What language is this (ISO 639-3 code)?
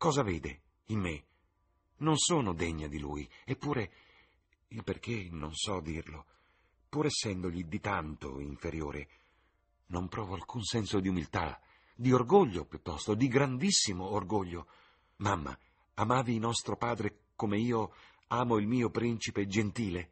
ita